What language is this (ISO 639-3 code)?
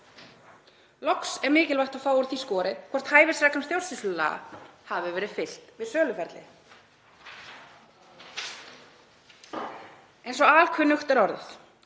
isl